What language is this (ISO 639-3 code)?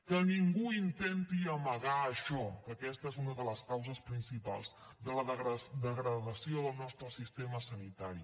cat